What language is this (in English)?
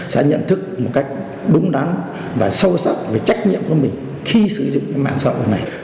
Vietnamese